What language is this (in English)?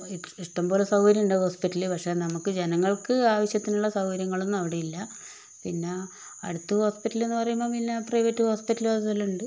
Malayalam